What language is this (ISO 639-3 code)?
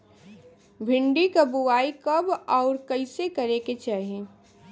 bho